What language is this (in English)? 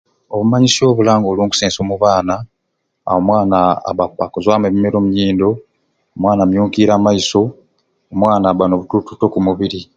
Ruuli